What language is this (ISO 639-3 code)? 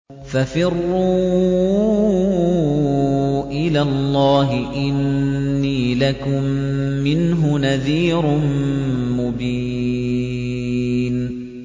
ara